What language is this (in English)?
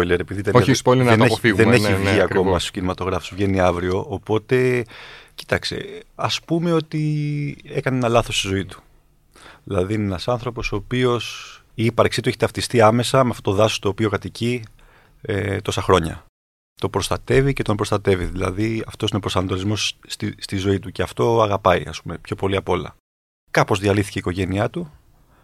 Greek